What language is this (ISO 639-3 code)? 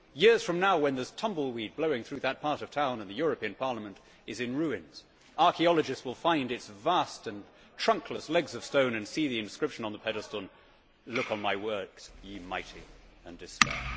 eng